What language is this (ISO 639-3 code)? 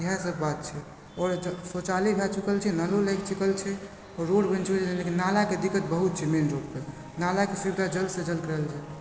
mai